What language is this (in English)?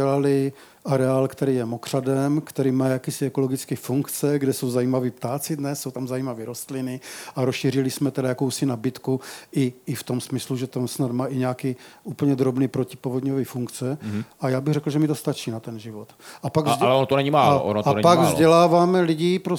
Czech